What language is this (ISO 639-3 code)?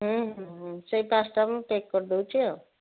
ori